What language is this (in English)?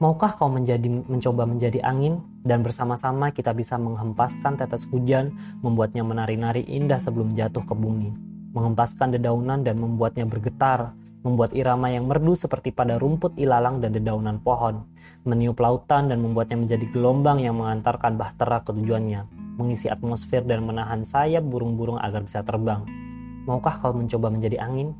Indonesian